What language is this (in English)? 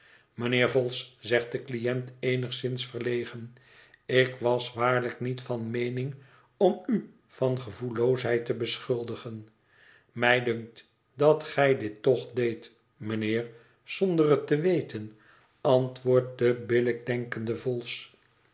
Dutch